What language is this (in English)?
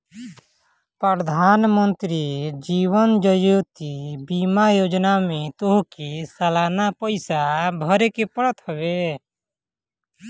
Bhojpuri